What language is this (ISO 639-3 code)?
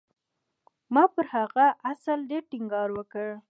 pus